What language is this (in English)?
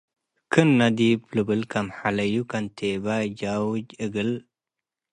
Tigre